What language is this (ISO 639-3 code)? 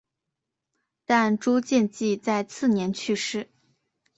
zho